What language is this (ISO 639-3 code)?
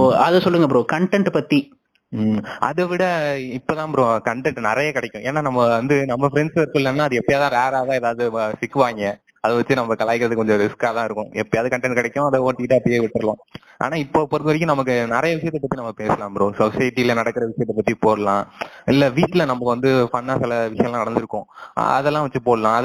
tam